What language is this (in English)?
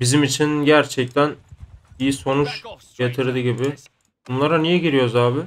Turkish